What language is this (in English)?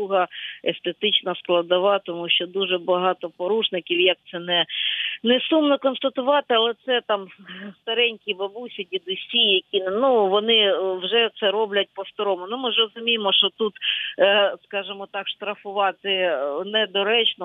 Ukrainian